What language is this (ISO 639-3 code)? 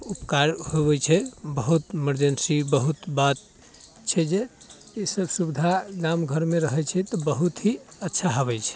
mai